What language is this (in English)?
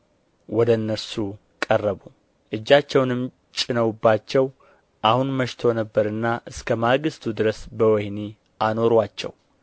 Amharic